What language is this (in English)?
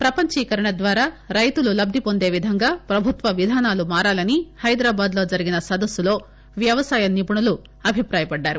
Telugu